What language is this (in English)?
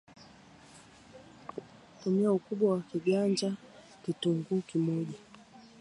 Swahili